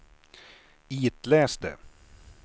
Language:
Swedish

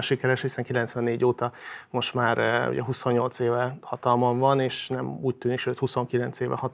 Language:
Hungarian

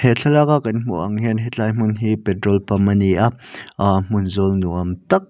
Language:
Mizo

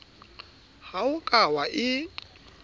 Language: Southern Sotho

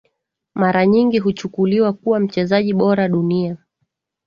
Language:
Swahili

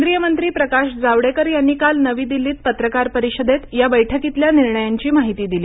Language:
Marathi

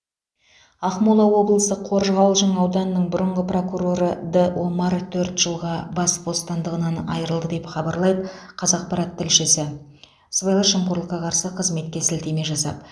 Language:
Kazakh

